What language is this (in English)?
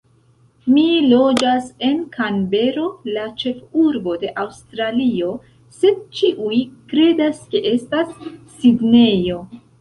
Esperanto